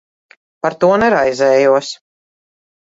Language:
Latvian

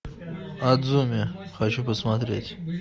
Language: Russian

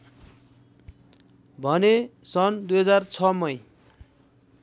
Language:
Nepali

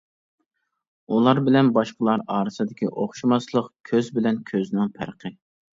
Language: Uyghur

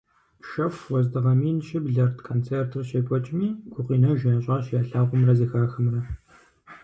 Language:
Kabardian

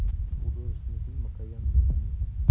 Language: Russian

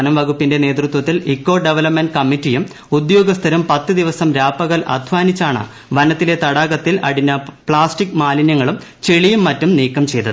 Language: Malayalam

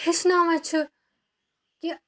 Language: Kashmiri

